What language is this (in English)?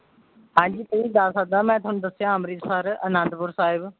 Punjabi